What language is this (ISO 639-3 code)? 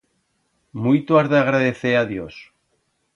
arg